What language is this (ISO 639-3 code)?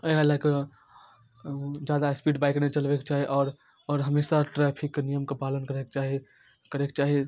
mai